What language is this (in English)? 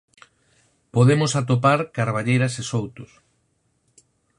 Galician